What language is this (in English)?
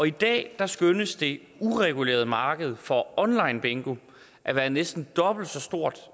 Danish